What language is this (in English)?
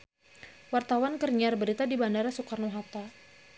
Sundanese